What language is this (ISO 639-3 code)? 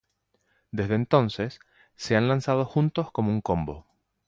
spa